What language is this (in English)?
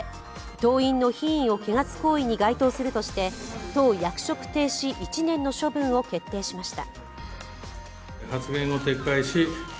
Japanese